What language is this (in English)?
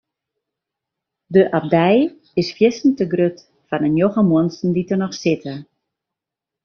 Western Frisian